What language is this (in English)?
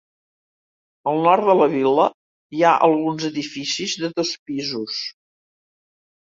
Catalan